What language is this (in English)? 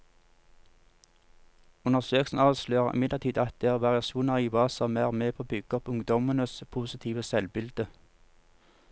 Norwegian